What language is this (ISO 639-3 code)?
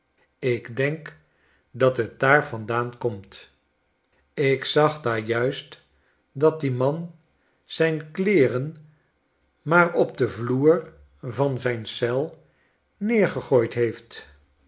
nld